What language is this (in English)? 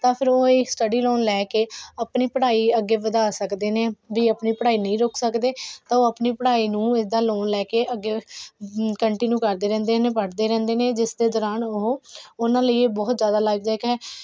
Punjabi